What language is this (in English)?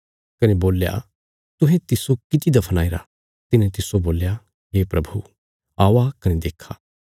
Bilaspuri